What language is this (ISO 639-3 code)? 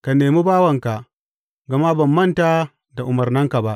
hau